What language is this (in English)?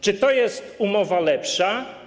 Polish